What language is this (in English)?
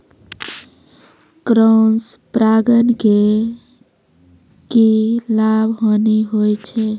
Maithili